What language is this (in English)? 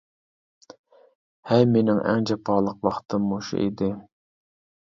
Uyghur